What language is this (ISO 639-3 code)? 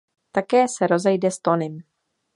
ces